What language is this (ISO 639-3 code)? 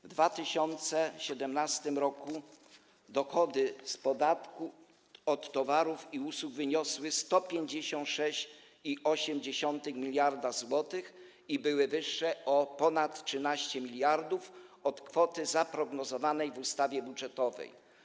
pol